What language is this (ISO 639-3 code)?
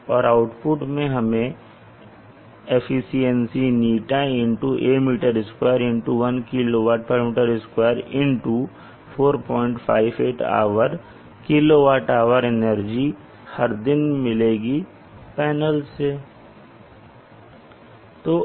hin